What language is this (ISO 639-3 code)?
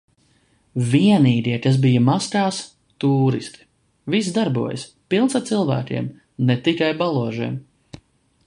lav